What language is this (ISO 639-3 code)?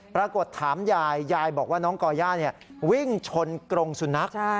tha